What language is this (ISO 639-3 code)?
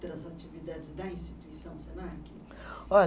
por